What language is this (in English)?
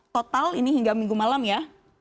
Indonesian